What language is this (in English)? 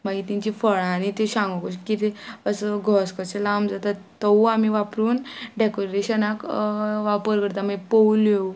Konkani